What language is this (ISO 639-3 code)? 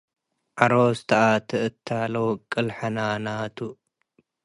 tig